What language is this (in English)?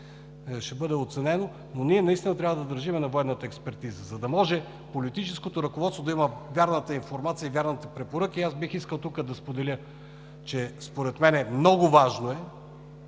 Bulgarian